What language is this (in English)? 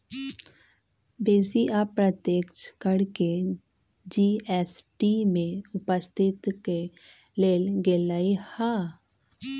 Magahi